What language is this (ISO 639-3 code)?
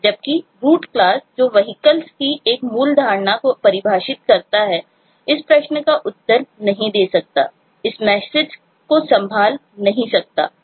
hin